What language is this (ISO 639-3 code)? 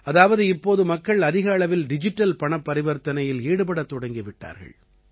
tam